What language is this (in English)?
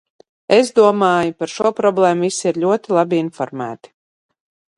Latvian